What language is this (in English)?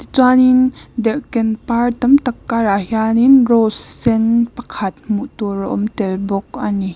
Mizo